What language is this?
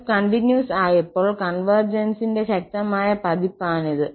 Malayalam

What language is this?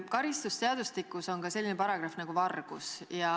Estonian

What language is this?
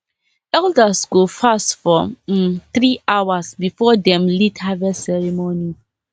Nigerian Pidgin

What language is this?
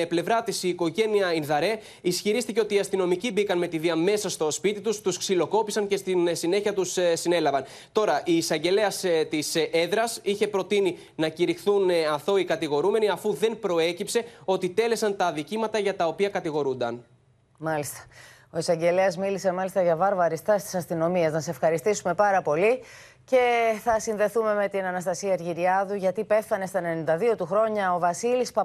Greek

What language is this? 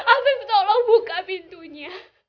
Indonesian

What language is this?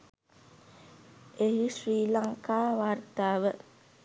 Sinhala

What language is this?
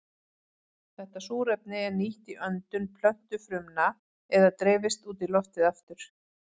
Icelandic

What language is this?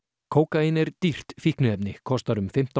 Icelandic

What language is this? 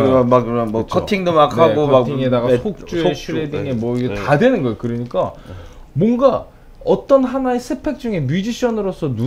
Korean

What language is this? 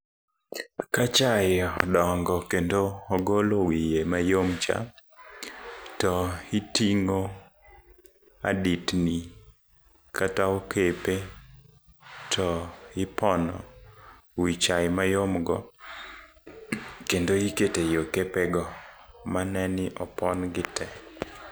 Luo (Kenya and Tanzania)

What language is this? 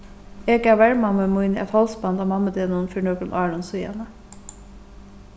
Faroese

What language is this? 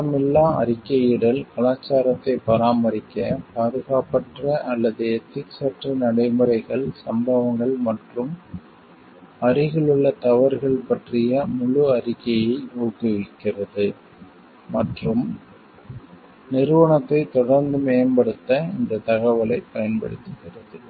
Tamil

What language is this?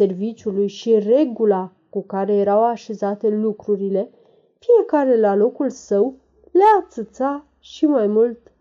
Romanian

